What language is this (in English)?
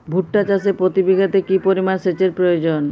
Bangla